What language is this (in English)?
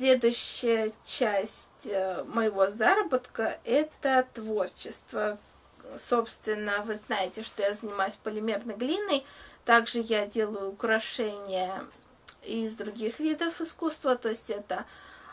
Russian